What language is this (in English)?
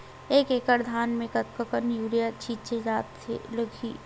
Chhattisgarhi